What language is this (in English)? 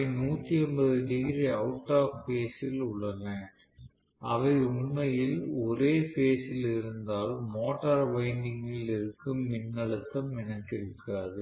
Tamil